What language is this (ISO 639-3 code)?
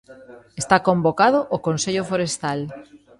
glg